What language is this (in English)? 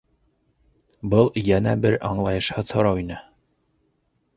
Bashkir